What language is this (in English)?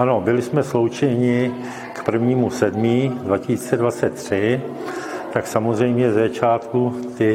Czech